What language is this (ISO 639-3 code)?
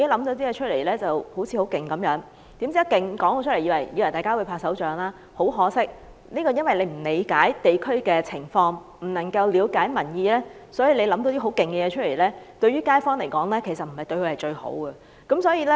yue